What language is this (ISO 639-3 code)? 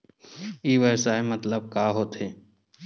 hne